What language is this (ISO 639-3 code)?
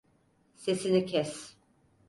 tur